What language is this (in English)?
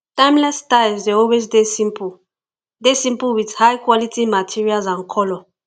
Nigerian Pidgin